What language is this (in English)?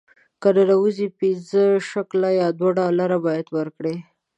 Pashto